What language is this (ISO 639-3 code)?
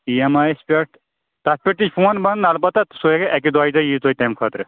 kas